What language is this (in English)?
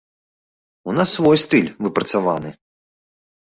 Belarusian